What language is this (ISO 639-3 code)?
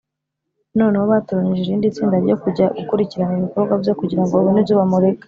kin